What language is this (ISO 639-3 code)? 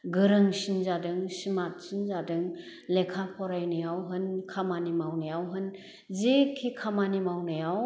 brx